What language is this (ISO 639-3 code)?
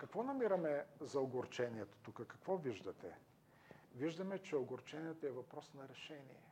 bul